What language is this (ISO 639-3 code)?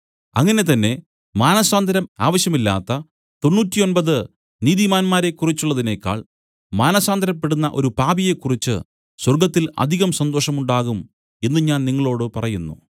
mal